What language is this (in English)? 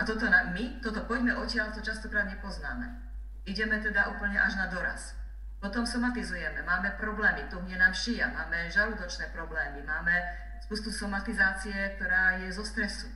Slovak